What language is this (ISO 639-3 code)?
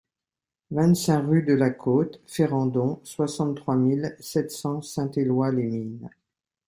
fra